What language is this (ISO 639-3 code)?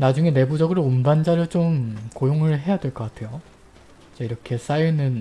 kor